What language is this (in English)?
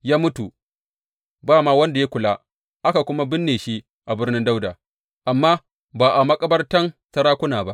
Hausa